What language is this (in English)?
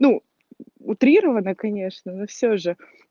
Russian